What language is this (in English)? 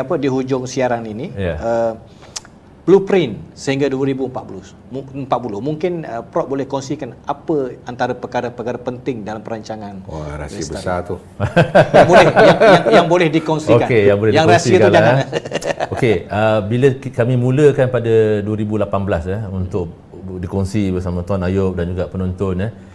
Malay